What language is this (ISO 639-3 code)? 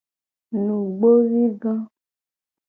gej